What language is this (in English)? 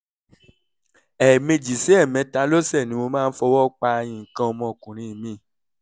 Yoruba